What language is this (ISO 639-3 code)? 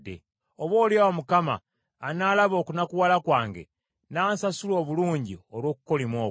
lug